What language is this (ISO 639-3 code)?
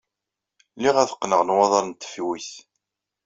kab